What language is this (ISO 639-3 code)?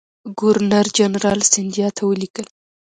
pus